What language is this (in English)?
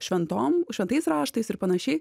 Lithuanian